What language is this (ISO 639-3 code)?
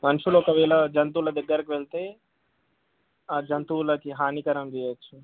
tel